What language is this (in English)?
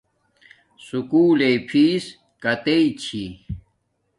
Domaaki